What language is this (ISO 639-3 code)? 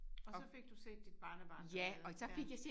dan